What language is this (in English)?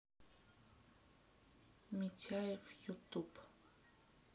Russian